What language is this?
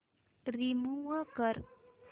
Marathi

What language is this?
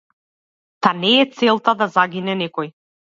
Macedonian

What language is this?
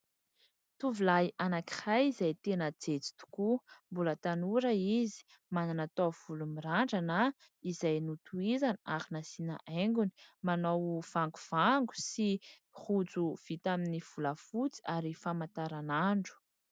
Malagasy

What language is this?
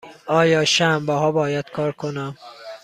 Persian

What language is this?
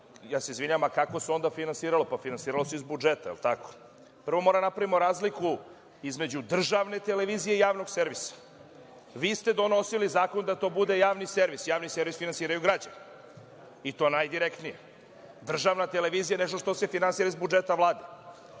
Serbian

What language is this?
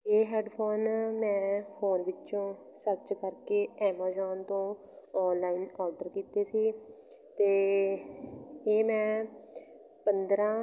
Punjabi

